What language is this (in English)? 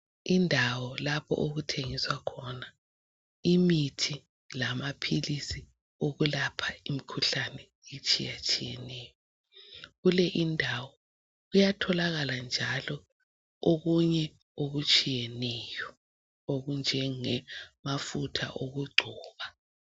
North Ndebele